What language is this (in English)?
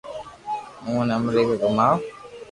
Loarki